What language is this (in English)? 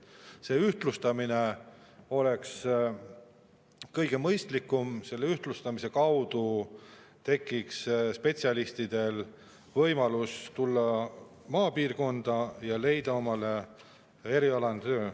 Estonian